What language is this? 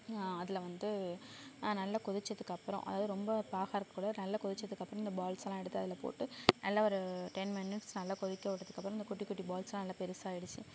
Tamil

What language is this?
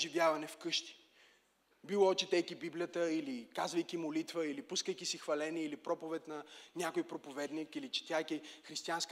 Bulgarian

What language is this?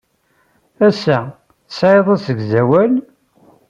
Kabyle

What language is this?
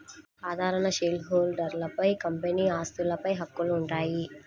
Telugu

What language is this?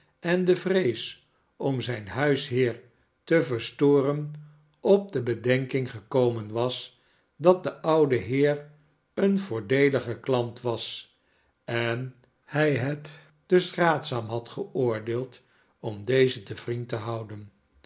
Dutch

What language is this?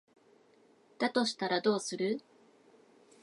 Japanese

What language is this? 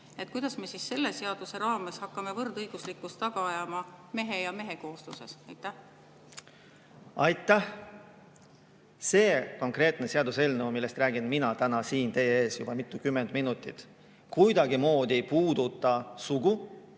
Estonian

